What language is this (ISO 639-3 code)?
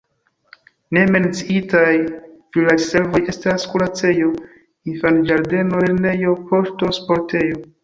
epo